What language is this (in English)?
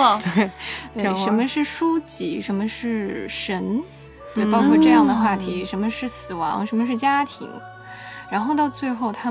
Chinese